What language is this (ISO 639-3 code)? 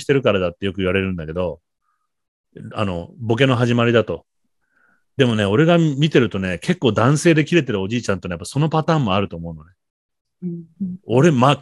jpn